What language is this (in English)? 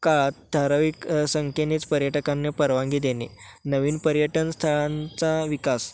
Marathi